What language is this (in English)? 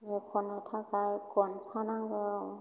Bodo